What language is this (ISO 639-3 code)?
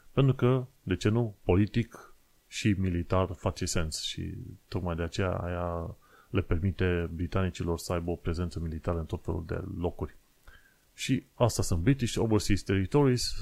ron